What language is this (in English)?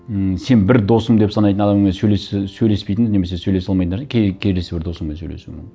Kazakh